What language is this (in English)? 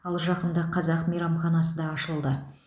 Kazakh